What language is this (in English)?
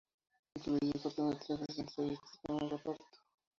Spanish